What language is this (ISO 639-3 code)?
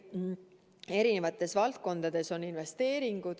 est